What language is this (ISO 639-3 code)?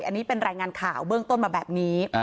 tha